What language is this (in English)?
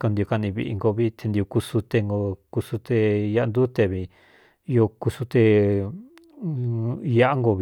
Cuyamecalco Mixtec